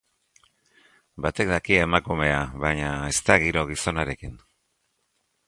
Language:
Basque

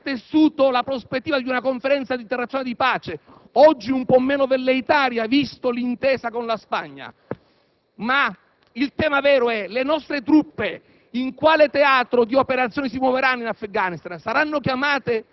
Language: Italian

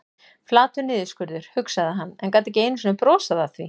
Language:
Icelandic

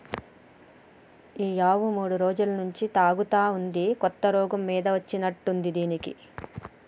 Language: Telugu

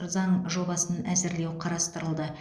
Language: Kazakh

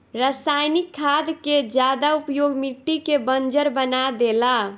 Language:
Bhojpuri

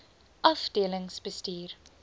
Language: Afrikaans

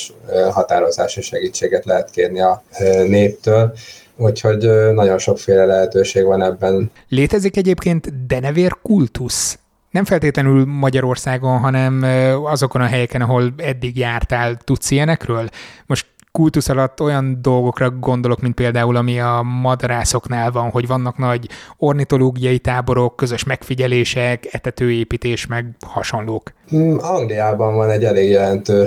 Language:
Hungarian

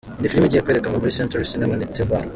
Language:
Kinyarwanda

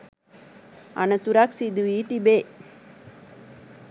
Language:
Sinhala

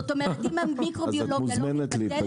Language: Hebrew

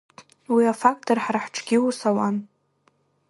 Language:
Abkhazian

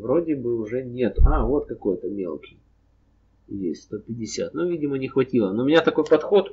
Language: Russian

